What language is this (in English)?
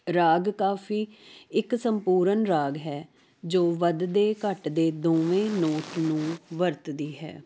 Punjabi